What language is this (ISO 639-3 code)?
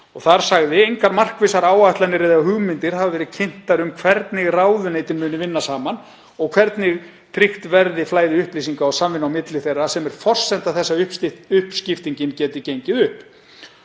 isl